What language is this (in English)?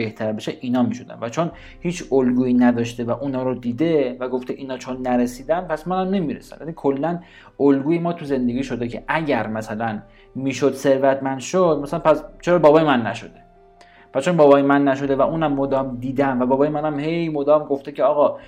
Persian